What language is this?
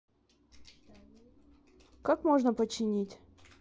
Russian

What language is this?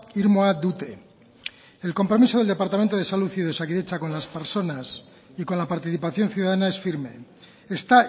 Spanish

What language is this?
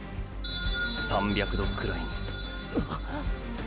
Japanese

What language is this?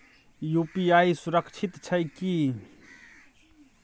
Maithili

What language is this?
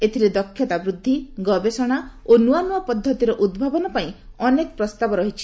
Odia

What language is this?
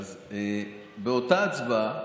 Hebrew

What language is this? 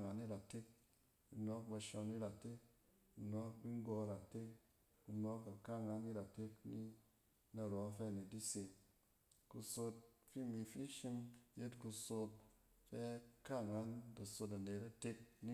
Cen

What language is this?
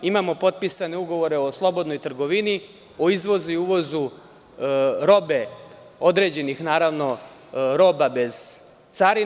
Serbian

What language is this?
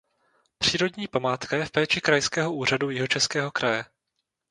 Czech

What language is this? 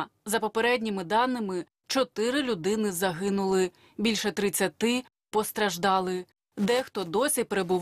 Ukrainian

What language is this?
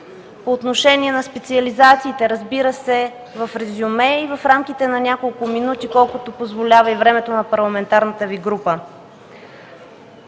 Bulgarian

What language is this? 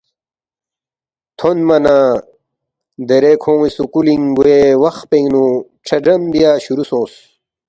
Balti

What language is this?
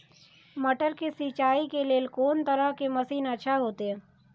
Maithili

